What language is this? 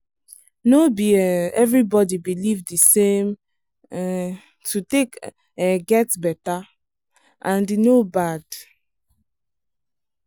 Nigerian Pidgin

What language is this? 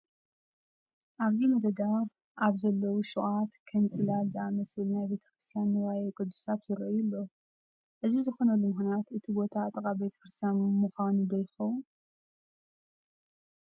Tigrinya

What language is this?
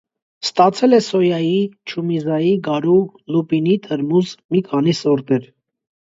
Armenian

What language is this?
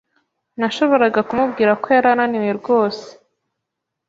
Kinyarwanda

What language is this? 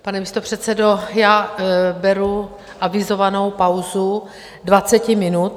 Czech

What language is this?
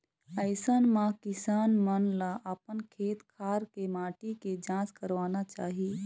Chhattisgarhi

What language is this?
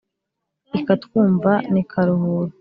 Kinyarwanda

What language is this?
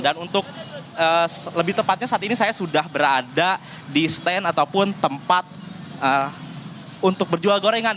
Indonesian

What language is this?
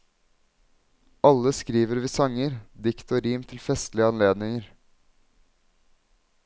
Norwegian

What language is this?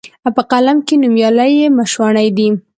Pashto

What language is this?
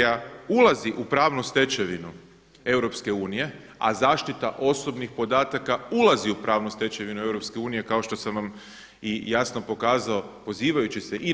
Croatian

